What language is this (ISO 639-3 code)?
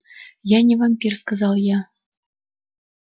rus